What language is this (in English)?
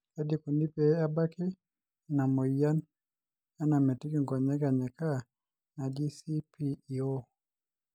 Masai